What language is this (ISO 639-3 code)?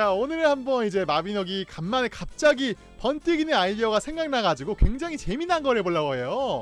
kor